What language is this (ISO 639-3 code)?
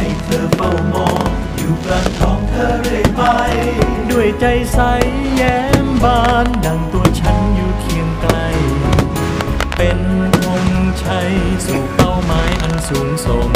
tha